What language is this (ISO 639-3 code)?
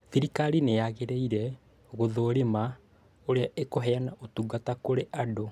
kik